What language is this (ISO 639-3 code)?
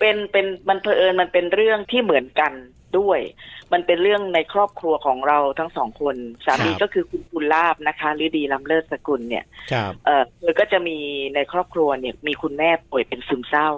tha